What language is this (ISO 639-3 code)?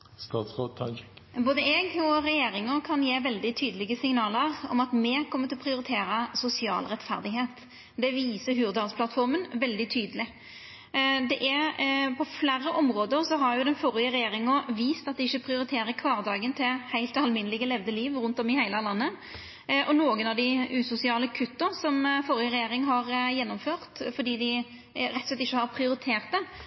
nor